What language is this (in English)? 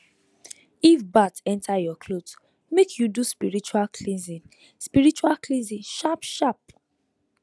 Nigerian Pidgin